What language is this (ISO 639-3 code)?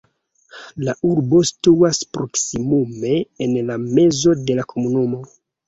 epo